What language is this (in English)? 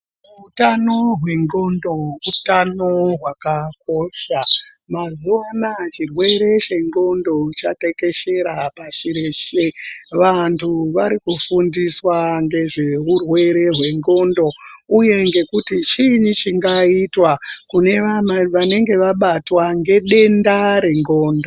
Ndau